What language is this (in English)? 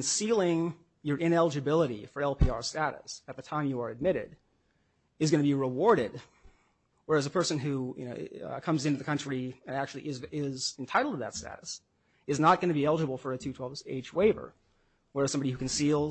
English